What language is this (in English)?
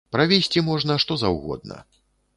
Belarusian